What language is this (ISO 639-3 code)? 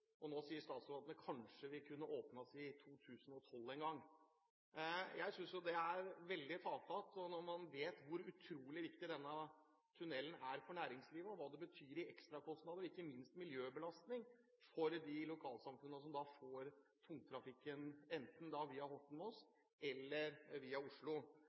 nob